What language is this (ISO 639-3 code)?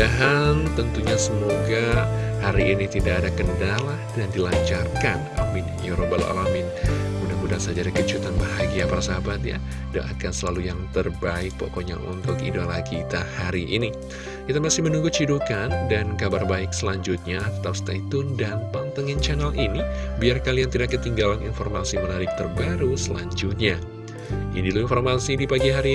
ind